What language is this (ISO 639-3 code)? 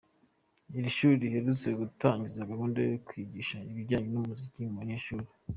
kin